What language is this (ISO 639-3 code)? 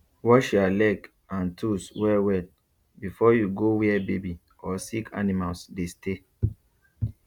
pcm